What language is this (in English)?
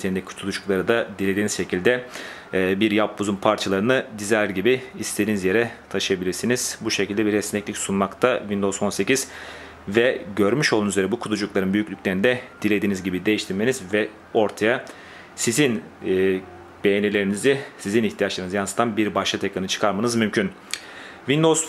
Turkish